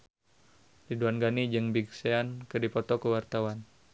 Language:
Sundanese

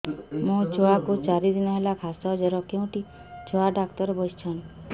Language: Odia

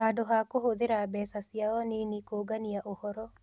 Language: Kikuyu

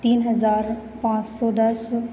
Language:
Hindi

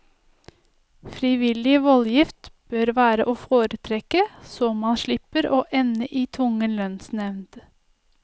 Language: Norwegian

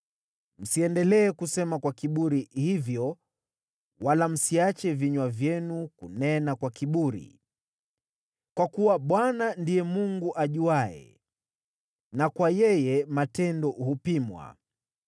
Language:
Swahili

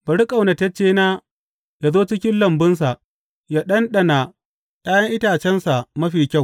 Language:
Hausa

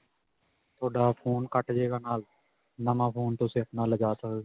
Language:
Punjabi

